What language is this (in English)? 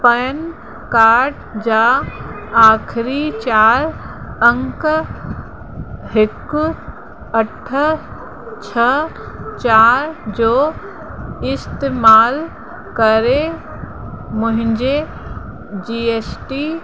Sindhi